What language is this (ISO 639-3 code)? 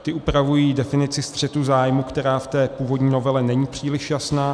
ces